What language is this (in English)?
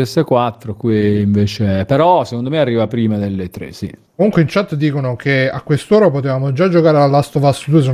Italian